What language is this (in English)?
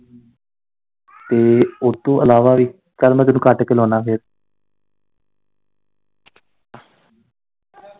Punjabi